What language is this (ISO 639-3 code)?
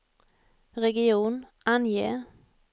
swe